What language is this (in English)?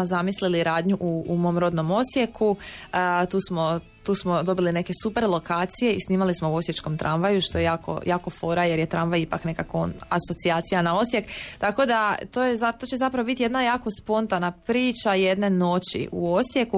Croatian